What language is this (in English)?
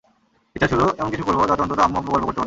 Bangla